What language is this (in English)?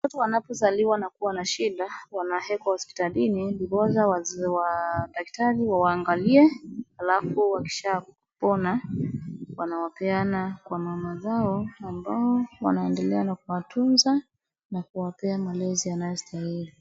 Swahili